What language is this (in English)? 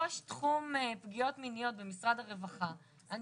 Hebrew